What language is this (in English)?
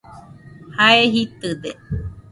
Nüpode Huitoto